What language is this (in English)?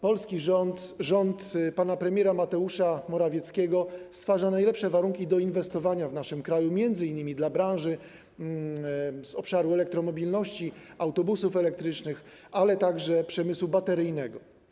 Polish